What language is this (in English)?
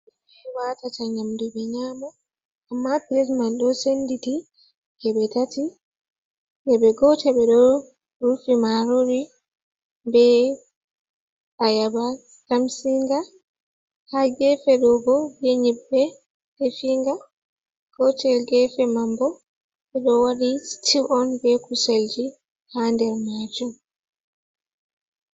Fula